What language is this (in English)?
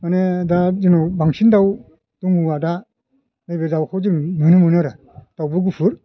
Bodo